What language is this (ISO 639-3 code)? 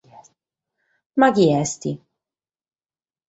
srd